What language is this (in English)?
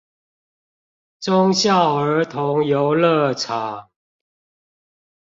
Chinese